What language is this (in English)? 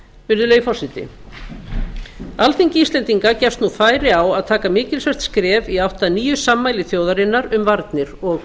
Icelandic